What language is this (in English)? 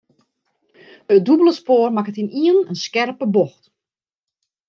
Western Frisian